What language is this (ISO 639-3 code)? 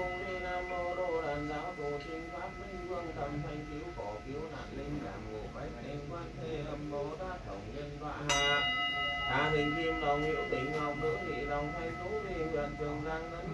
vie